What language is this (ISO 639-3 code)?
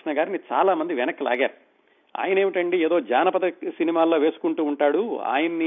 tel